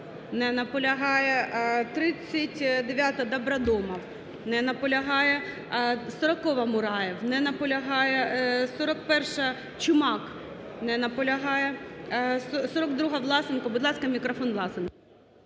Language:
Ukrainian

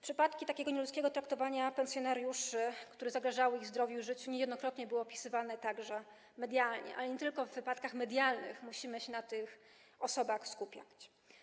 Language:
Polish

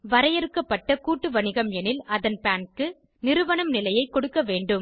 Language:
Tamil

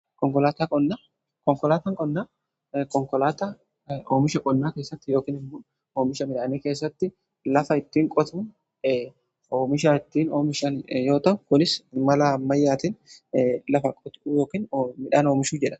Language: Oromo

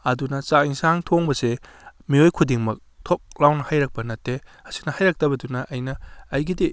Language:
Manipuri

